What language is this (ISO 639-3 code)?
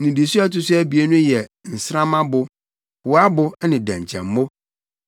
aka